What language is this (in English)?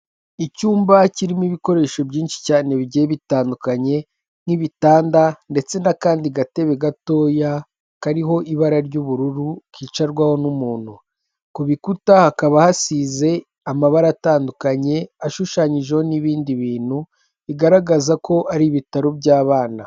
Kinyarwanda